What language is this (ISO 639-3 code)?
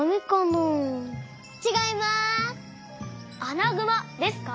jpn